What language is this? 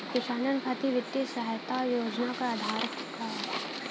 Bhojpuri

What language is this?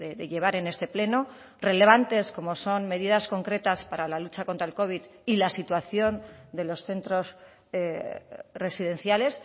Spanish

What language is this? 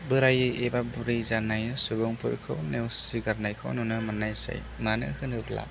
Bodo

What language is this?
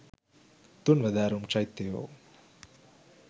Sinhala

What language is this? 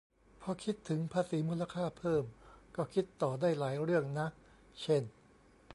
Thai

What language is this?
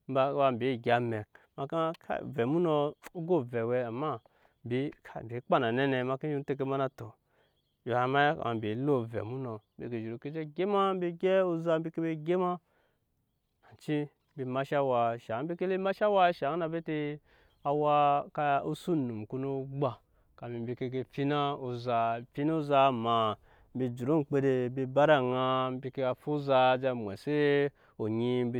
Nyankpa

